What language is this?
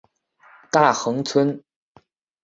Chinese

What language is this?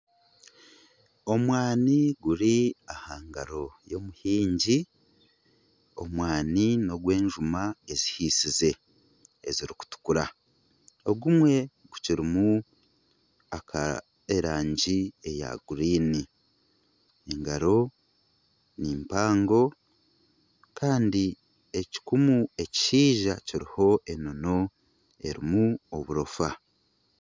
Nyankole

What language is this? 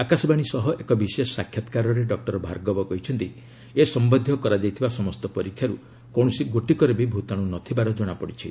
Odia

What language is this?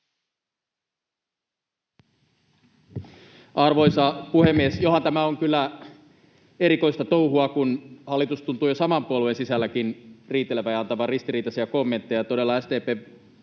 Finnish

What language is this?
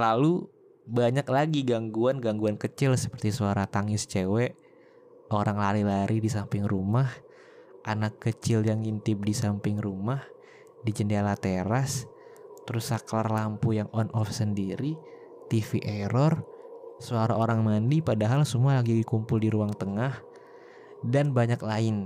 Indonesian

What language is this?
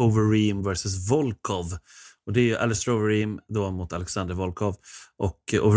Swedish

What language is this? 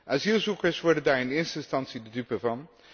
Dutch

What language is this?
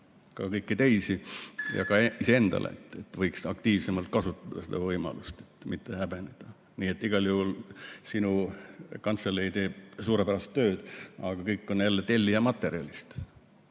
Estonian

